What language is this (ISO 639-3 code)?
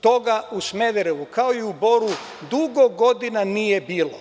srp